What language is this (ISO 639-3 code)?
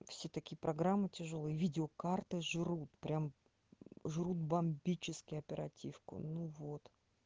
rus